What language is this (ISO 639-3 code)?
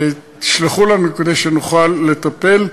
heb